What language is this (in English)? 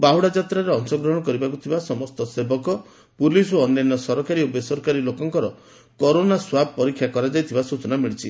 Odia